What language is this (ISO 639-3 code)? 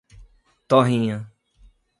por